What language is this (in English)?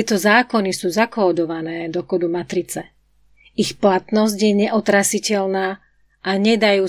Slovak